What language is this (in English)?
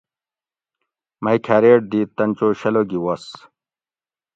Gawri